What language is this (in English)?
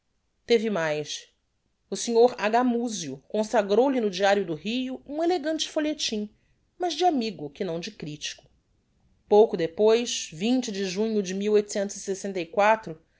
Portuguese